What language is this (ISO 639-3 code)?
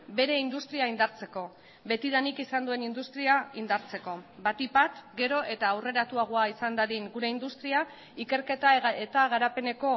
eus